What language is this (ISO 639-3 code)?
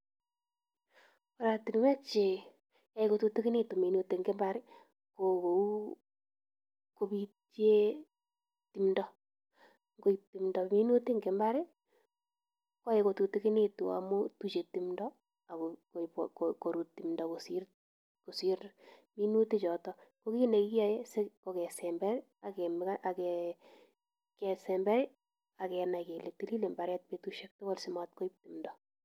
kln